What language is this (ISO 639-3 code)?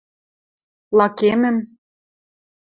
mrj